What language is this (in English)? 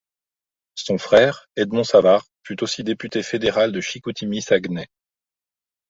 French